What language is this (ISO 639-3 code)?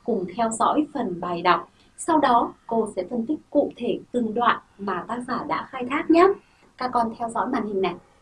vie